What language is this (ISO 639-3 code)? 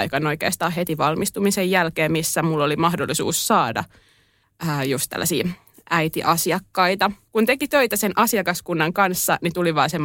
fin